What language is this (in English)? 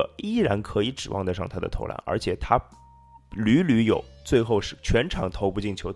Chinese